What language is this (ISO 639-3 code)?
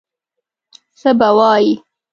pus